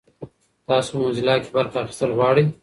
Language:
Pashto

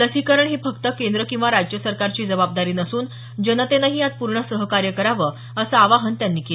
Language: Marathi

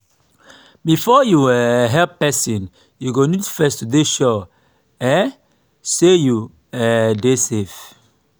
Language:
Nigerian Pidgin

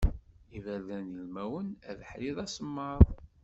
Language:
Kabyle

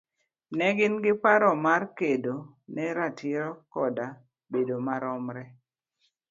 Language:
Luo (Kenya and Tanzania)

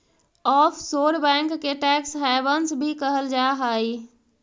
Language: Magahi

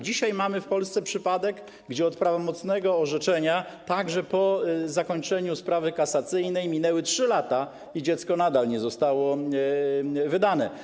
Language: Polish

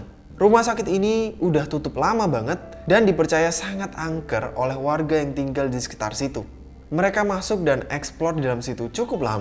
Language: Indonesian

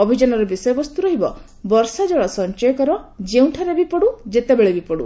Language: Odia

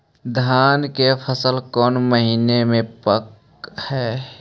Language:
Magahi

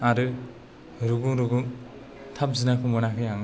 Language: Bodo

